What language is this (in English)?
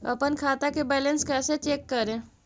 Magahi